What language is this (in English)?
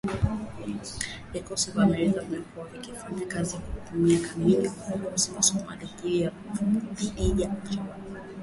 Swahili